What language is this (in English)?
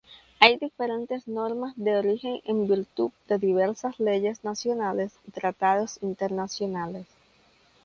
Spanish